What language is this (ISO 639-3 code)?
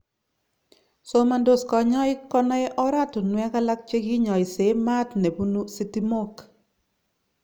kln